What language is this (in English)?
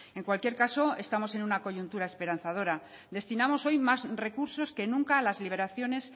Spanish